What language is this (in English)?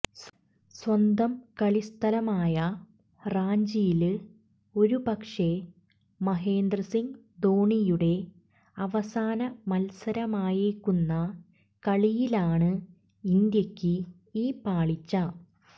Malayalam